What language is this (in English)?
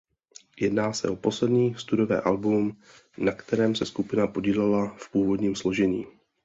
Czech